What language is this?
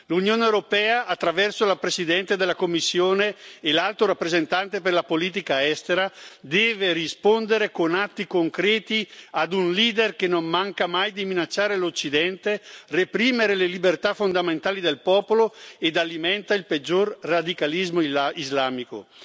Italian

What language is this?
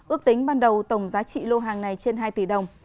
Vietnamese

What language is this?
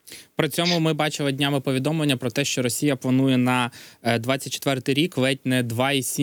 Ukrainian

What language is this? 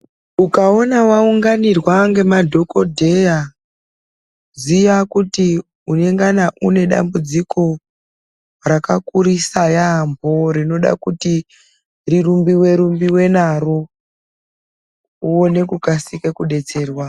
Ndau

